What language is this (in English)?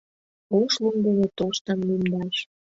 Mari